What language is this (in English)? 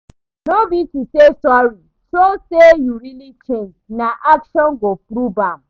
Nigerian Pidgin